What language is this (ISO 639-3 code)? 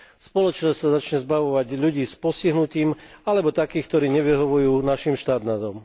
slk